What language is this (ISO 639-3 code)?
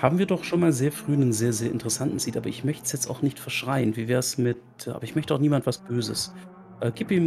deu